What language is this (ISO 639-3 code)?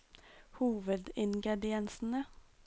nor